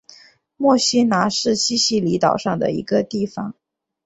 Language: Chinese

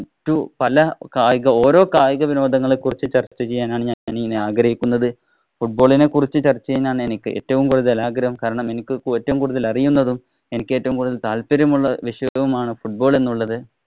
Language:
Malayalam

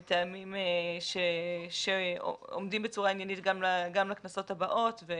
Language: Hebrew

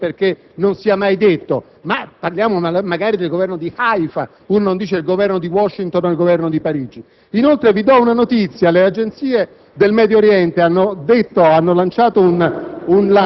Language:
Italian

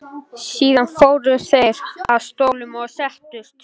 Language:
Icelandic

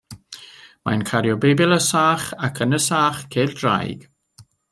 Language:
Welsh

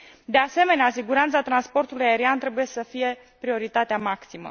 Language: Romanian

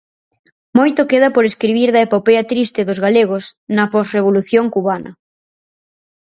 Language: Galician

